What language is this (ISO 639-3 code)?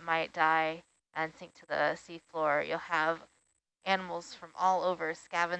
eng